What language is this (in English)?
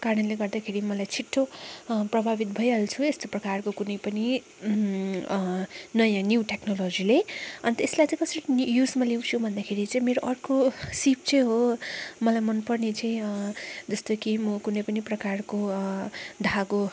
Nepali